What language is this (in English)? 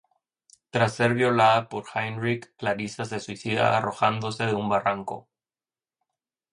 Spanish